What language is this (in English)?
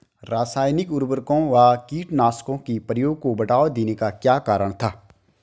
Hindi